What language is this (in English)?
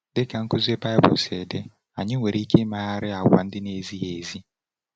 Igbo